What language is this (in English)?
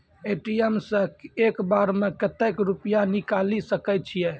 Maithili